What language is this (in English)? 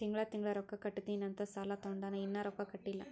Kannada